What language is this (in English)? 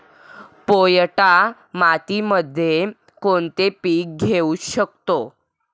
Marathi